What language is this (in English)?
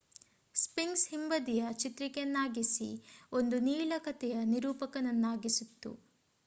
Kannada